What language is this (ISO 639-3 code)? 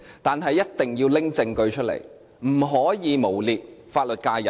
yue